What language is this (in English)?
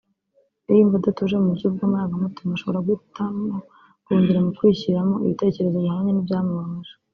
Kinyarwanda